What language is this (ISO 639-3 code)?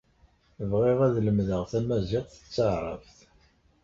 kab